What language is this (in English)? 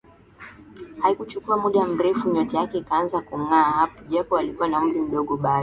Swahili